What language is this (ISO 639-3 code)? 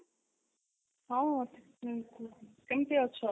ori